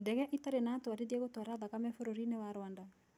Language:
Kikuyu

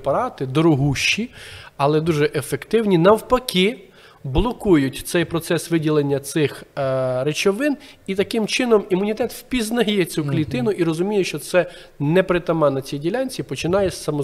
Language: Ukrainian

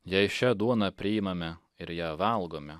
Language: Lithuanian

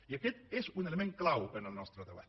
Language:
Catalan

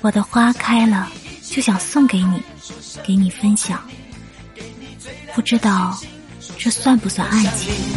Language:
Chinese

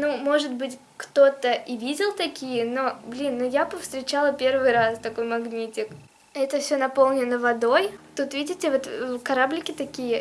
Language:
Russian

